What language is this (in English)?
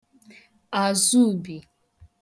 Igbo